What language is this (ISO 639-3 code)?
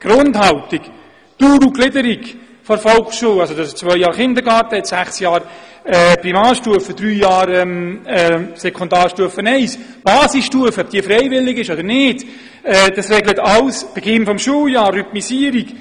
gsw